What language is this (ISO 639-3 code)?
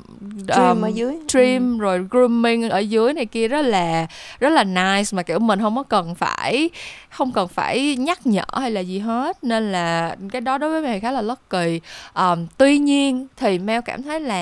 vie